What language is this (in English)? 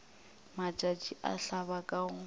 Northern Sotho